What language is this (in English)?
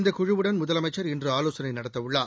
Tamil